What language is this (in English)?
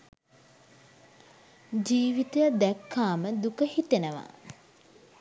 Sinhala